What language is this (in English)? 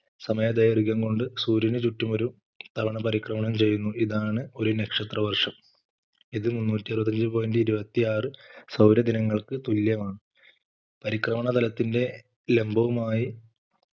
Malayalam